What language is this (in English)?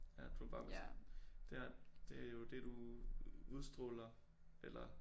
Danish